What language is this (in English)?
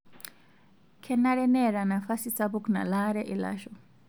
Masai